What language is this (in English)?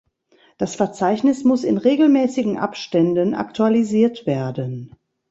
German